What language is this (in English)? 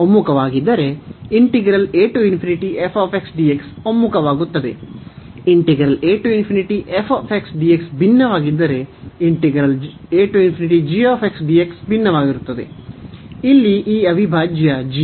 Kannada